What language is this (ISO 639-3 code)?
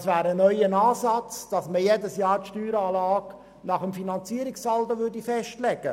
gsw